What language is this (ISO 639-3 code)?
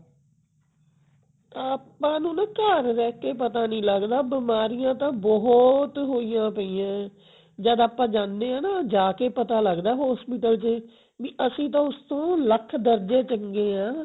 pan